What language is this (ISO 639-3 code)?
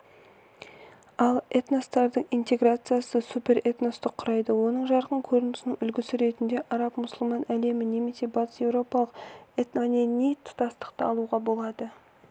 kaz